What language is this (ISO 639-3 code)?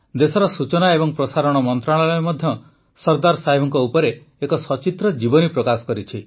ori